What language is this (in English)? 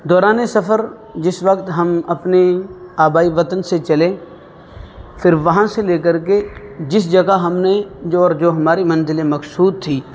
Urdu